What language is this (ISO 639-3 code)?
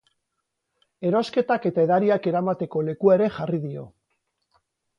eus